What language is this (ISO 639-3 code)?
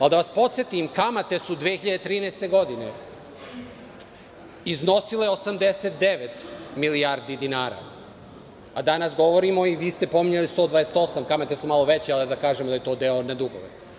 srp